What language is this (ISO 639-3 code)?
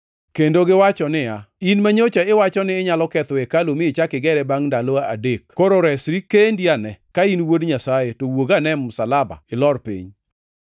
luo